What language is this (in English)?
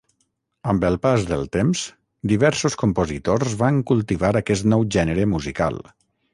Catalan